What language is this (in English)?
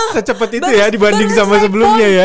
Indonesian